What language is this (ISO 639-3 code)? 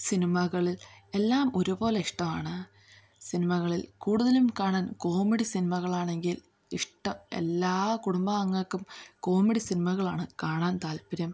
mal